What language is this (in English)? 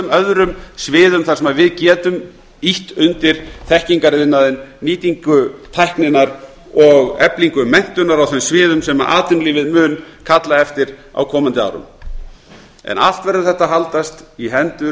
Icelandic